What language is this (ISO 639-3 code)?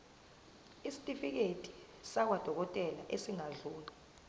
zul